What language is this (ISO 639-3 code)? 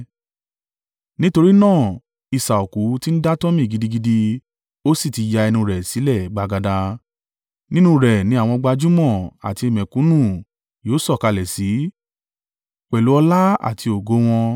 yor